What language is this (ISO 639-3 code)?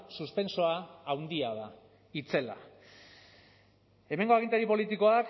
eus